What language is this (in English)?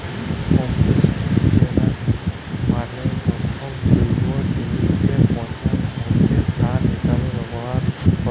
Bangla